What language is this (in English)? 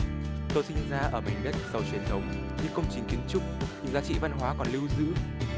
Vietnamese